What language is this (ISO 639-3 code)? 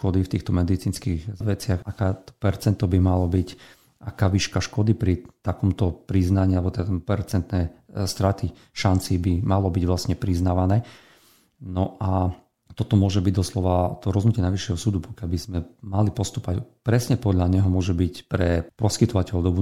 slk